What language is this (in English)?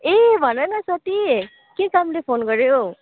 Nepali